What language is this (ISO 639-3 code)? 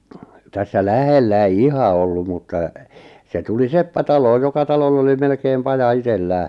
fin